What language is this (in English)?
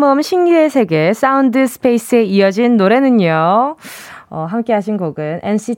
Korean